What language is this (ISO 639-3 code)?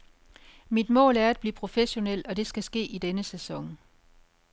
dan